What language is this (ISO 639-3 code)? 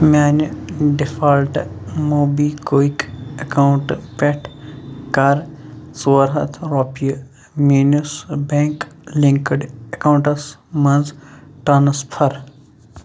kas